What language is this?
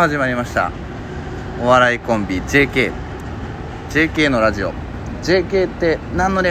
Japanese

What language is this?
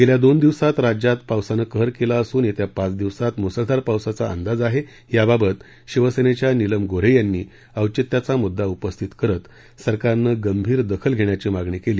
Marathi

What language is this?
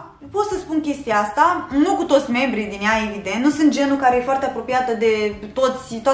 Romanian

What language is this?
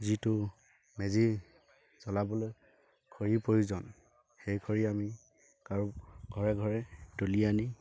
Assamese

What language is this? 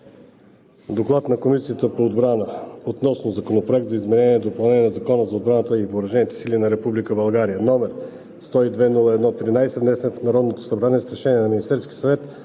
Bulgarian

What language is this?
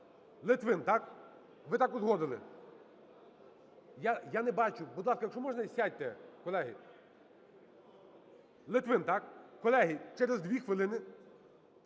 Ukrainian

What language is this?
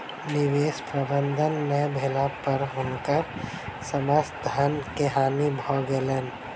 Maithili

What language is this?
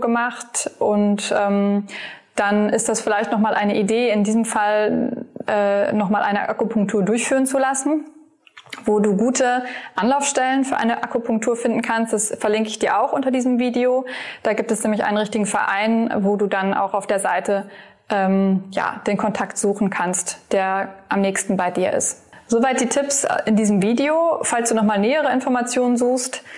German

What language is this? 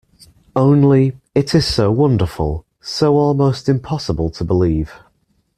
English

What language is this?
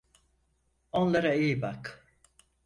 Turkish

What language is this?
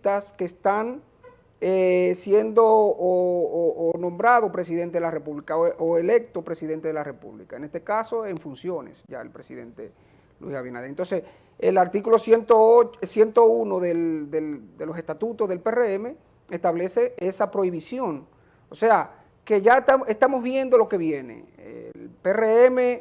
Spanish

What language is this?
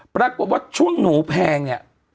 Thai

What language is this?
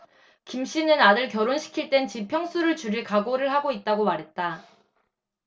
Korean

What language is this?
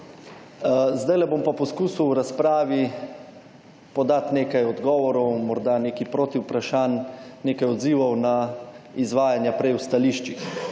Slovenian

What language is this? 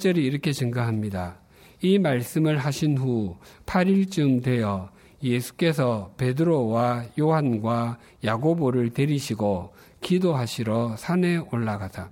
Korean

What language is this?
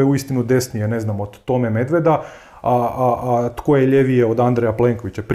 Croatian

